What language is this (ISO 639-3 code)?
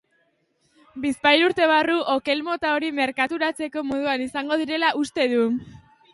eus